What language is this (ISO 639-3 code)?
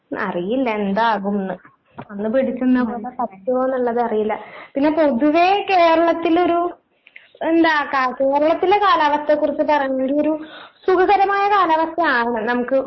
mal